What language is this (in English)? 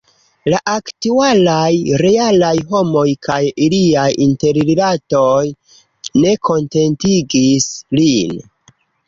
Esperanto